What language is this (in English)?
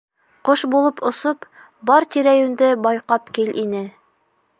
Bashkir